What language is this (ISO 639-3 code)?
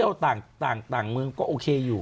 tha